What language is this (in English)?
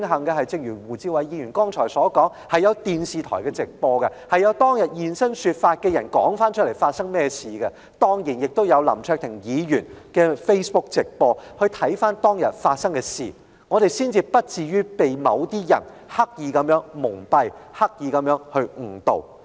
Cantonese